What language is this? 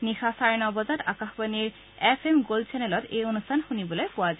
Assamese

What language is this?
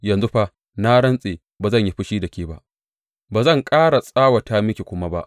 Hausa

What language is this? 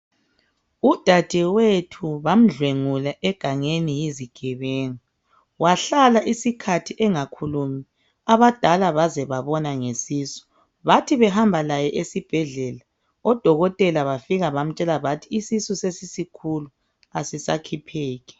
North Ndebele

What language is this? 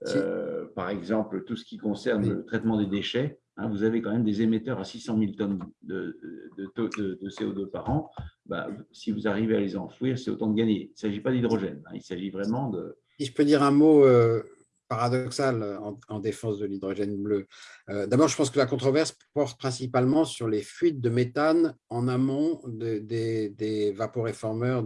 French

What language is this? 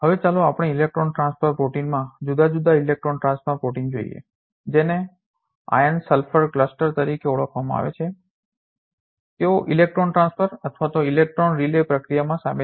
Gujarati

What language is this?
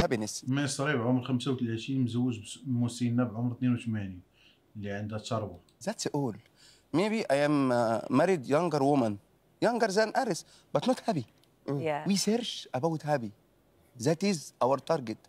Arabic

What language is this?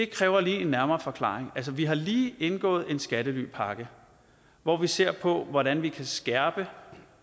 Danish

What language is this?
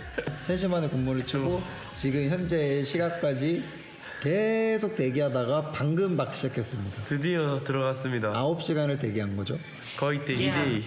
Korean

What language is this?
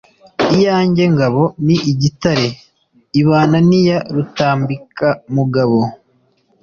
Kinyarwanda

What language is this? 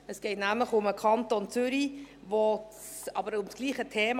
Swiss German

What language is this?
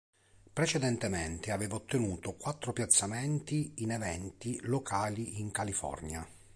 Italian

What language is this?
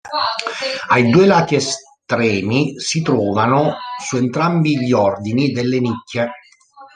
Italian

